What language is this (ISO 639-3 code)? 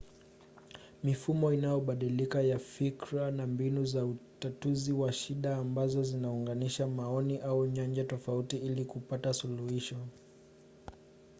swa